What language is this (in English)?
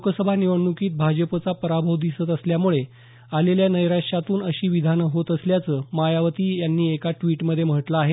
Marathi